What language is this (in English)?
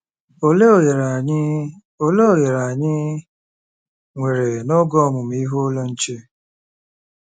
Igbo